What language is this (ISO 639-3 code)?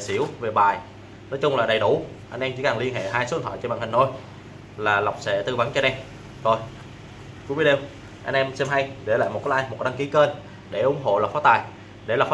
vie